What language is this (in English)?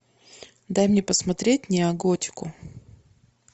Russian